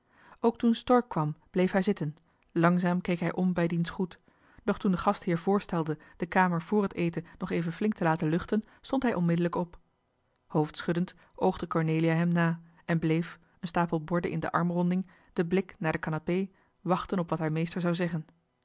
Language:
Dutch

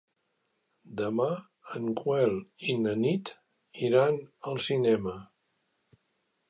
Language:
Catalan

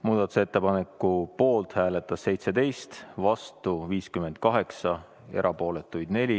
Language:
Estonian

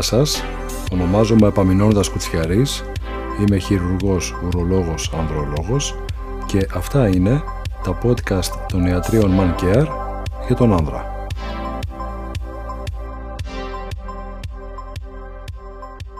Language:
Greek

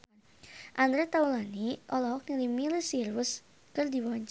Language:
Sundanese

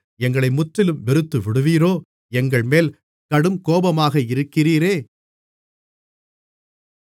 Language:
Tamil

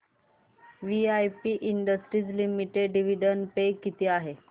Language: Marathi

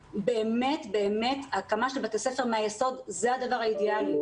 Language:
Hebrew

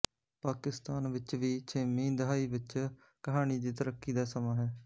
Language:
Punjabi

